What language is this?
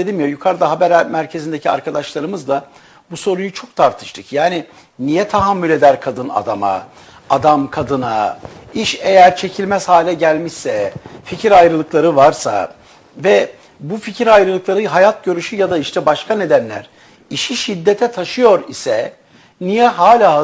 Turkish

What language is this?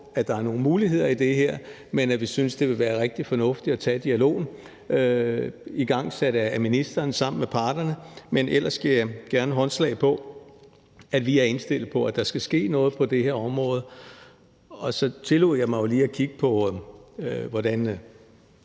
Danish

